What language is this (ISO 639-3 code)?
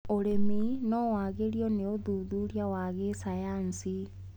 kik